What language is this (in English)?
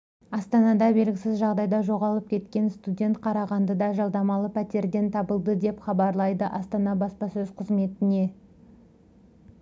Kazakh